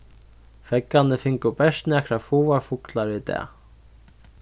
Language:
Faroese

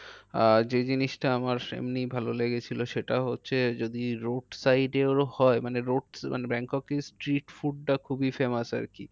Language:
Bangla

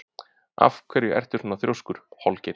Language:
Icelandic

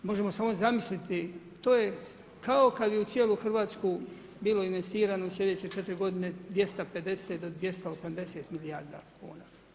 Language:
Croatian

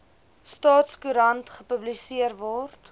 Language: Afrikaans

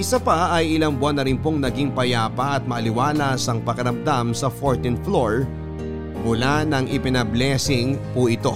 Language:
Filipino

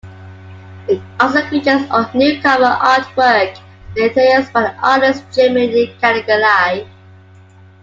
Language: English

